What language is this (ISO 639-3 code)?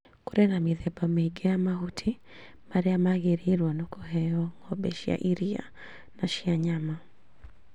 kik